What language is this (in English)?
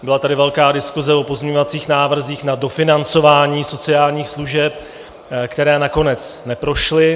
Czech